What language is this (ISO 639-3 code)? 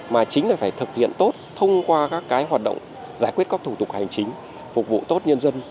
vie